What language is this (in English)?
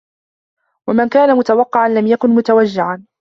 Arabic